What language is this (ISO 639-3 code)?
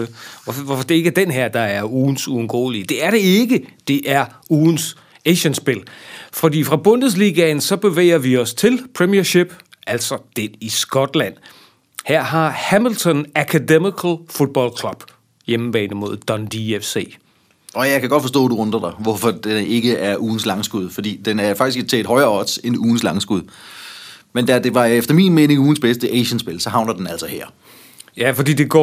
dan